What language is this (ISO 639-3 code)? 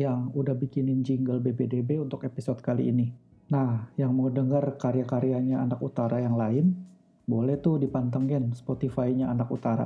ind